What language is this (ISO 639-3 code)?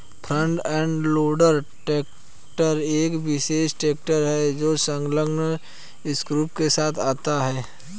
hin